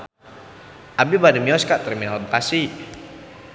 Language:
Sundanese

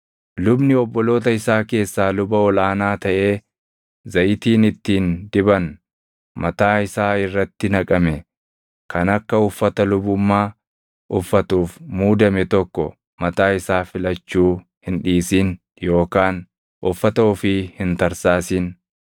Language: Oromo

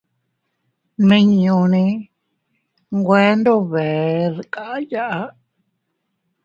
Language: Teutila Cuicatec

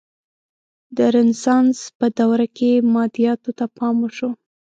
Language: Pashto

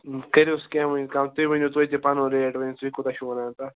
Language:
Kashmiri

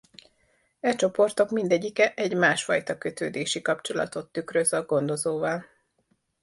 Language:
Hungarian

